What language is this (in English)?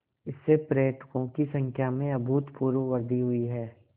Hindi